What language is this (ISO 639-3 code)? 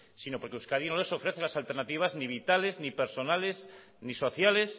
spa